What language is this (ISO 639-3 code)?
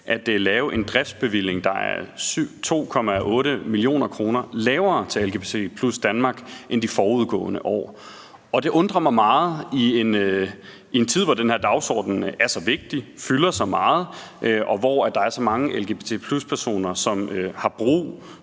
dan